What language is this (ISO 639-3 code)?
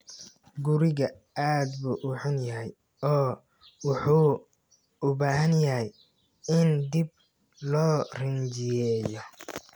som